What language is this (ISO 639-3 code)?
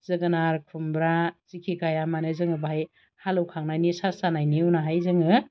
brx